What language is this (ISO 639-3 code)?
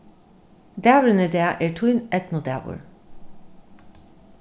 fao